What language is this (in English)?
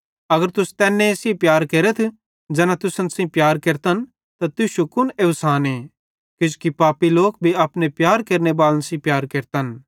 Bhadrawahi